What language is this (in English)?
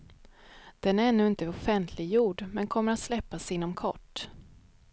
Swedish